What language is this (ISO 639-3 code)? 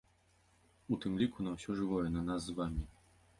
bel